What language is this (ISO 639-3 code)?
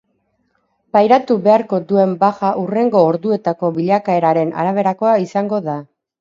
eus